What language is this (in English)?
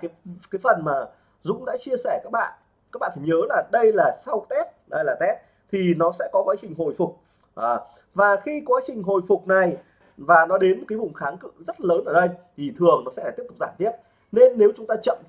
Vietnamese